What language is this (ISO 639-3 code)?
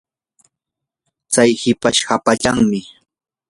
qur